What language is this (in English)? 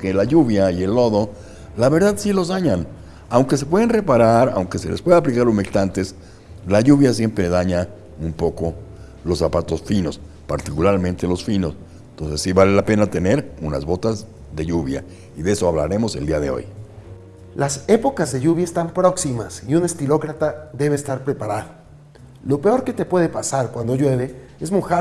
Spanish